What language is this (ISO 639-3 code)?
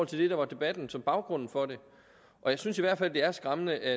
dan